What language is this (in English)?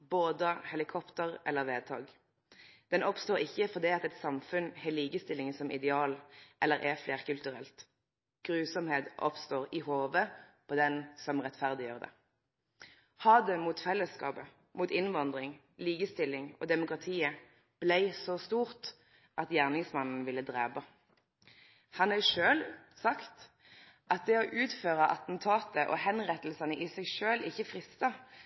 Norwegian Nynorsk